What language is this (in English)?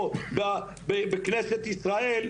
Hebrew